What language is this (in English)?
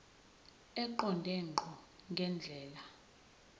Zulu